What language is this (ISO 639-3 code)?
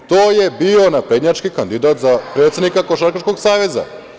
srp